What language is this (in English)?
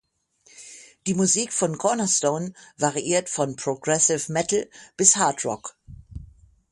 German